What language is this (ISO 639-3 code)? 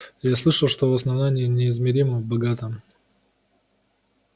rus